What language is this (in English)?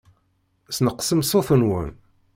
Kabyle